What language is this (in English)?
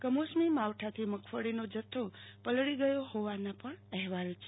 Gujarati